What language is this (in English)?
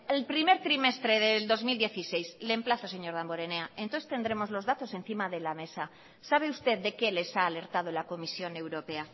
Spanish